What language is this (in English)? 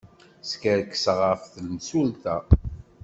Kabyle